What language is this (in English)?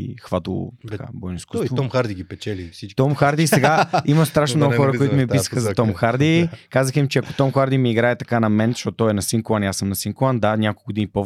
Bulgarian